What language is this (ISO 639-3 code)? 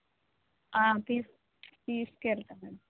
tel